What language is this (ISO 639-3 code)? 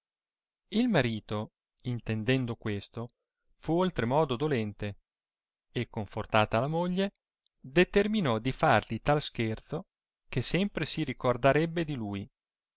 ita